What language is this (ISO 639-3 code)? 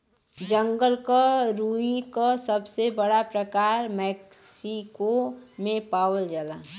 bho